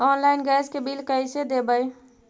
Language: Magahi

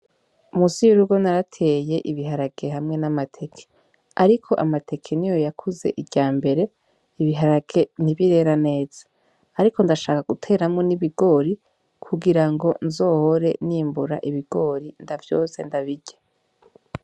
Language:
Rundi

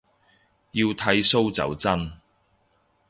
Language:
Cantonese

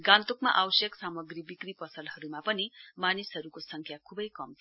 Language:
Nepali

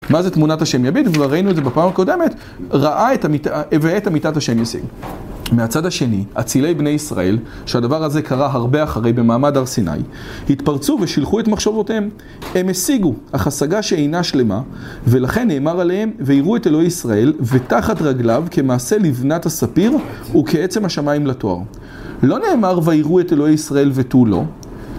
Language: Hebrew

